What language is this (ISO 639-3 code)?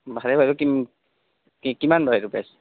asm